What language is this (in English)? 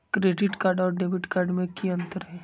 Magahi